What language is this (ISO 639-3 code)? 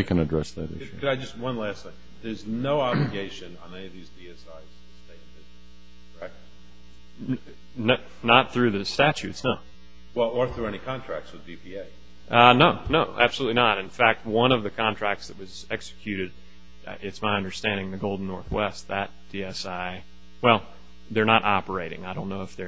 eng